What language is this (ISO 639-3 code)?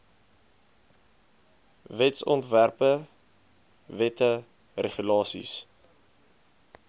afr